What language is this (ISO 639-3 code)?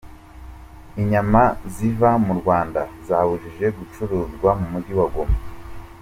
kin